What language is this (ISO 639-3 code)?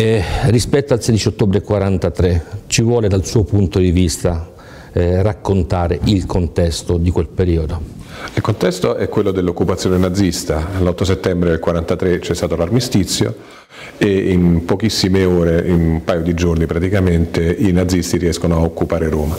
ita